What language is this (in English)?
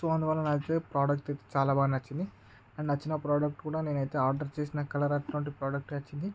Telugu